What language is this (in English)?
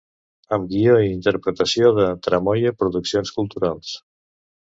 Catalan